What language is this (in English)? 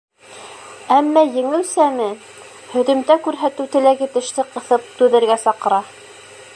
Bashkir